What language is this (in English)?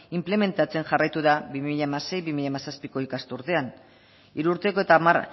Basque